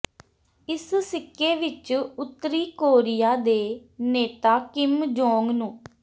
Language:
Punjabi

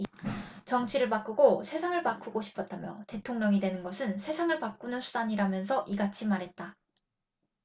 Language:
Korean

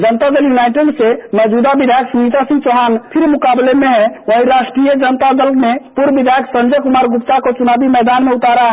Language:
Hindi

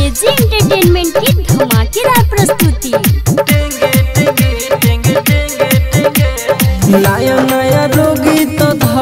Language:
Hindi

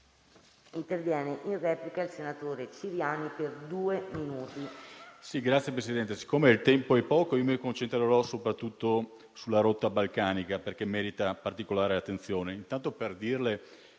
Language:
Italian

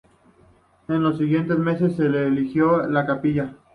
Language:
Spanish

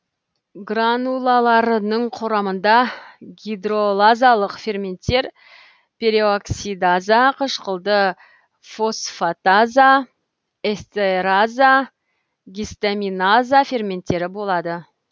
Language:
Kazakh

